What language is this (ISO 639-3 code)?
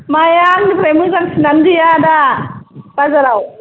brx